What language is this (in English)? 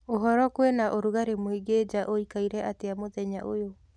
Kikuyu